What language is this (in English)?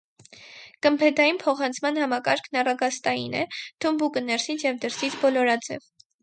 Armenian